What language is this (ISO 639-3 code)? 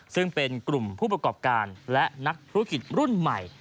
tha